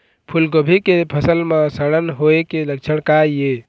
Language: Chhattisgarhi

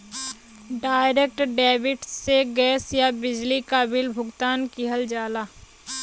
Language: Bhojpuri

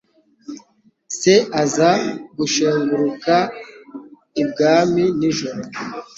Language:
Kinyarwanda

